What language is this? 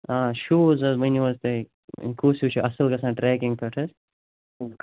Kashmiri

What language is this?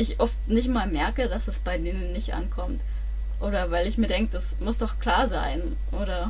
German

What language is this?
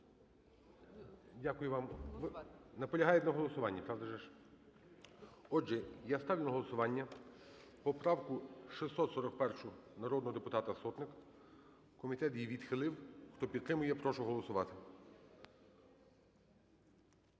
Ukrainian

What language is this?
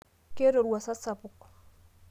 Masai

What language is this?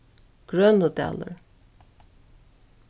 Faroese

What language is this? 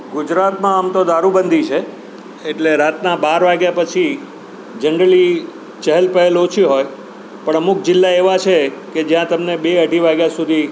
Gujarati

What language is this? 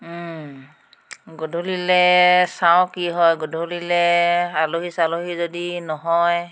Assamese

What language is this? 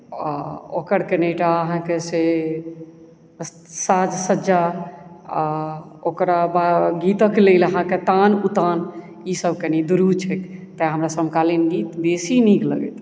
Maithili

